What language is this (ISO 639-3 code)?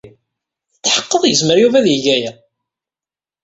kab